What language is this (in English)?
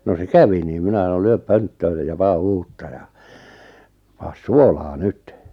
Finnish